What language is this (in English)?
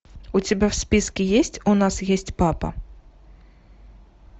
Russian